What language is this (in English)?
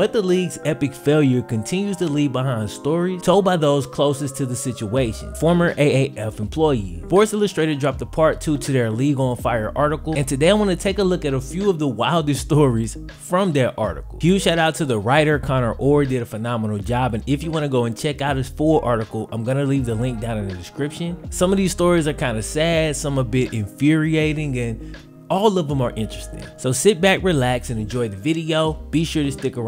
English